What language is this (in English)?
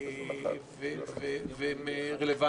Hebrew